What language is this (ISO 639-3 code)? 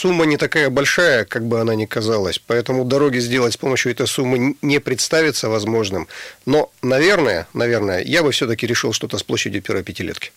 rus